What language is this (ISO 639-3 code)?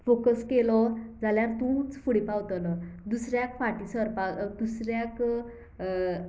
kok